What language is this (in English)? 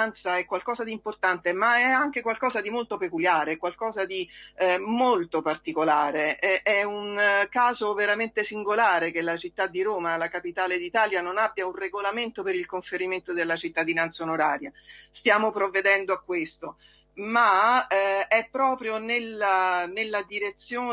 Italian